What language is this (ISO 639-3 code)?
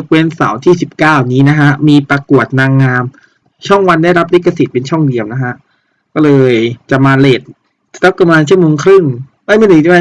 tha